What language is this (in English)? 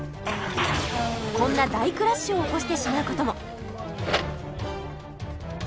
Japanese